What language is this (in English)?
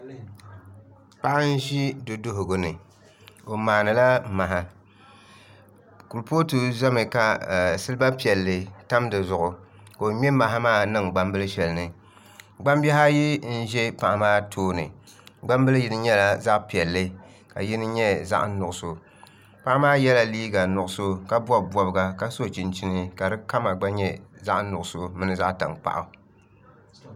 Dagbani